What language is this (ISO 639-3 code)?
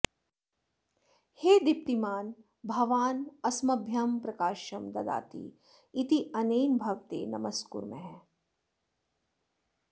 san